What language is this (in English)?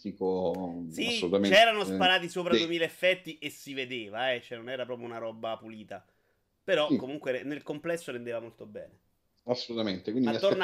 Italian